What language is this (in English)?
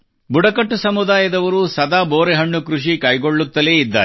Kannada